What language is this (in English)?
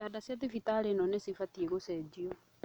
Kikuyu